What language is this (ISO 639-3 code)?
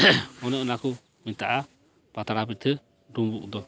sat